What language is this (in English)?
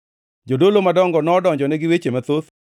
Luo (Kenya and Tanzania)